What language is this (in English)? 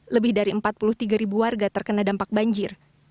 Indonesian